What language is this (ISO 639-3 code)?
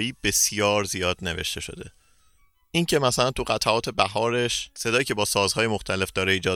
fas